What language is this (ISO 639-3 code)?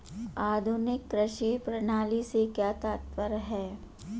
hin